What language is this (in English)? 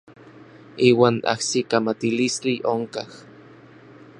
Orizaba Nahuatl